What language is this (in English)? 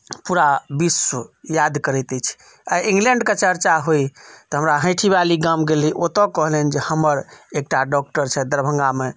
Maithili